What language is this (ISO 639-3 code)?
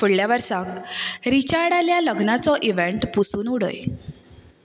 kok